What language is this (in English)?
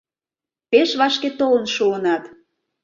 Mari